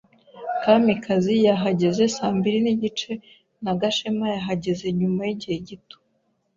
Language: Kinyarwanda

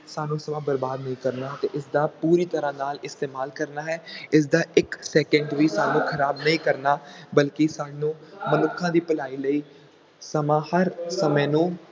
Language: Punjabi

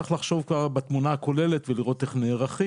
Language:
Hebrew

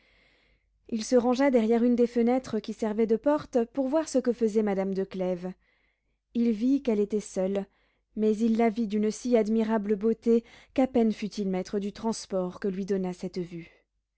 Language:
French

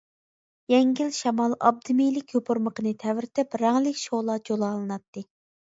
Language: Uyghur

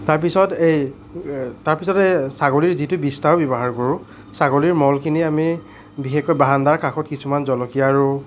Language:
Assamese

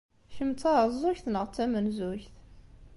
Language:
Kabyle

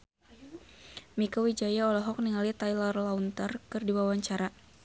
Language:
Sundanese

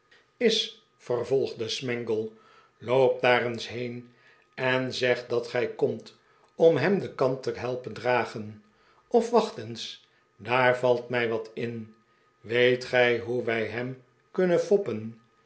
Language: Dutch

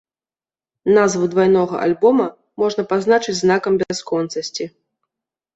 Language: Belarusian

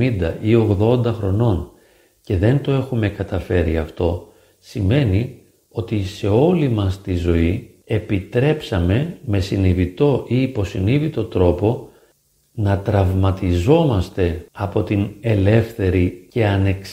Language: Greek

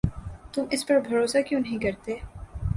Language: Urdu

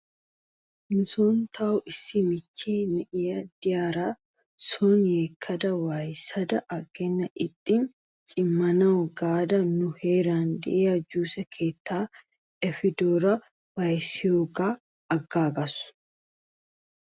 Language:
Wolaytta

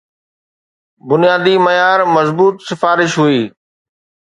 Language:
Sindhi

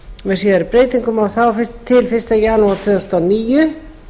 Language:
Icelandic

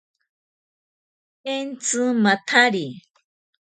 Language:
Ashéninka Perené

